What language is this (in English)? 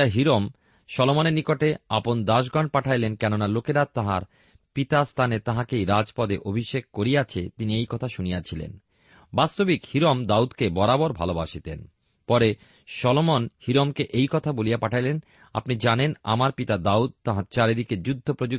Bangla